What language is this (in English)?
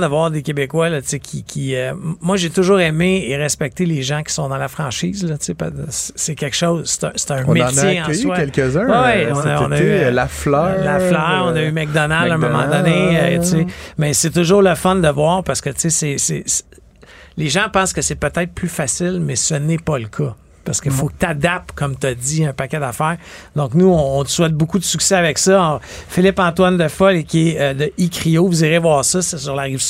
French